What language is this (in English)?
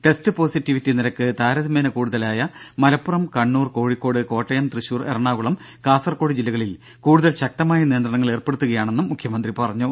Malayalam